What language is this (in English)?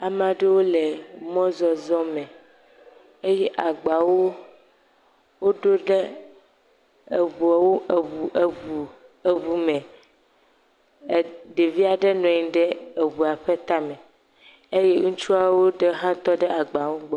Ewe